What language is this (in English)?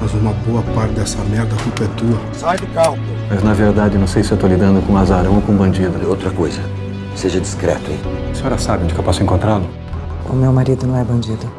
Portuguese